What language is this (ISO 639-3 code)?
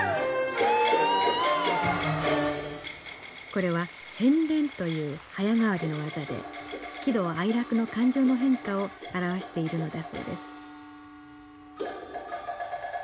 jpn